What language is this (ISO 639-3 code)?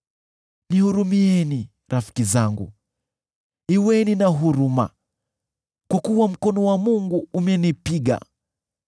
swa